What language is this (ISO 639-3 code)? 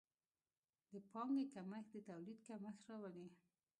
pus